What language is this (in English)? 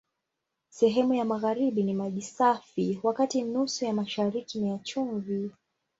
Swahili